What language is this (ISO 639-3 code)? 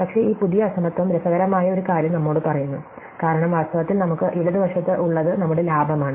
mal